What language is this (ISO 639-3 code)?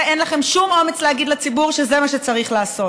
heb